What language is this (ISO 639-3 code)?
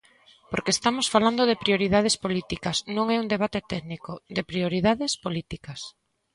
glg